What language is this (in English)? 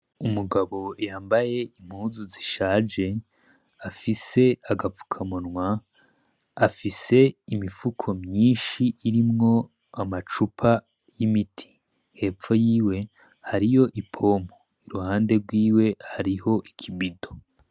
Rundi